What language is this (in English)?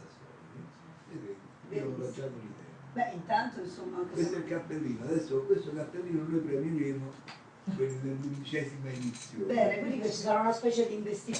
Italian